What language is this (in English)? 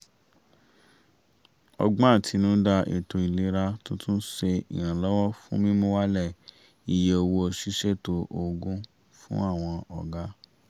Yoruba